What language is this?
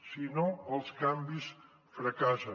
Catalan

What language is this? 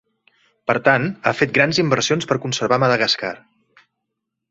Catalan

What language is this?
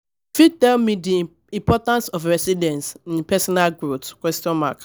Nigerian Pidgin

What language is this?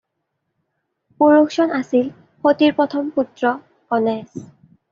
Assamese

